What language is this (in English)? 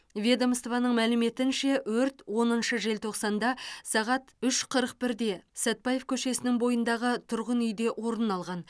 Kazakh